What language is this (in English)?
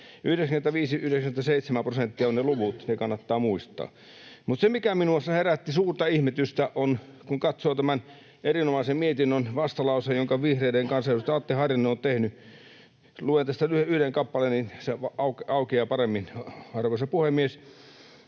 Finnish